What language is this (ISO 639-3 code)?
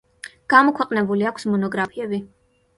kat